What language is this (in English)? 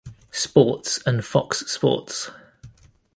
English